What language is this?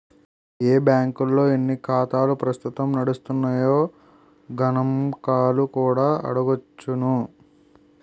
Telugu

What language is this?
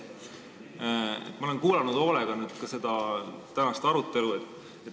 Estonian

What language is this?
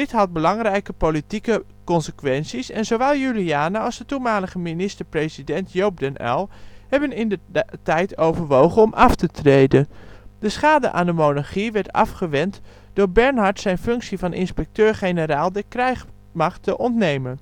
Dutch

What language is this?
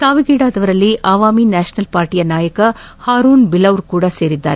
Kannada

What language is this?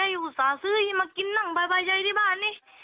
Thai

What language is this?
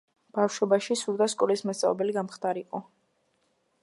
Georgian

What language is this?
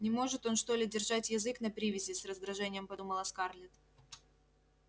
Russian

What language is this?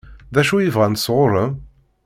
Kabyle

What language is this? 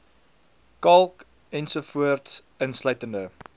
Afrikaans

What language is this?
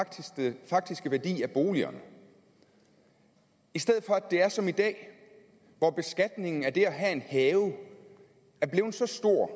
Danish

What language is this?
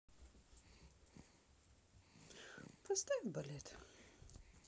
Russian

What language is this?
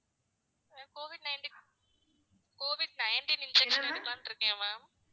Tamil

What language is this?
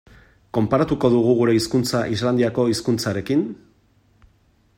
Basque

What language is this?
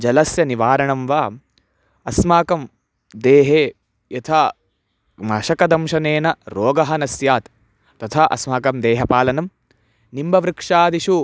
Sanskrit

